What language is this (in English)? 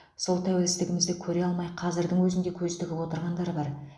Kazakh